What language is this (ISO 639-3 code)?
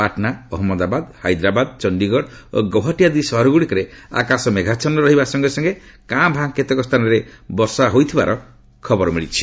ori